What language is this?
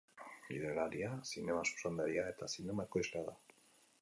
Basque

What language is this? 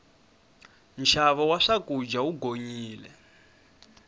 Tsonga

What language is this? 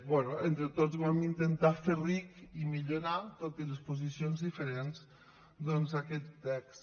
Catalan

